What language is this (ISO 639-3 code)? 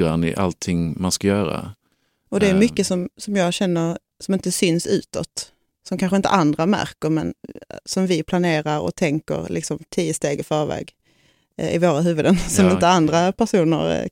swe